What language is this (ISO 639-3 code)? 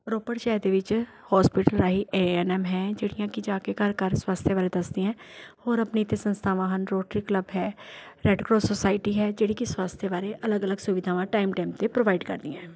pan